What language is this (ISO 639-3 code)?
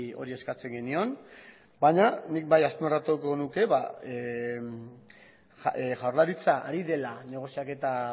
eus